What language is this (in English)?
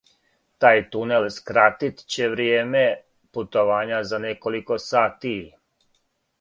Serbian